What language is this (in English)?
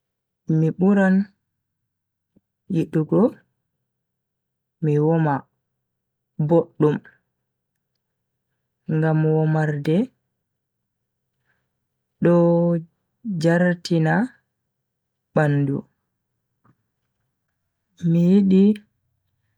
Bagirmi Fulfulde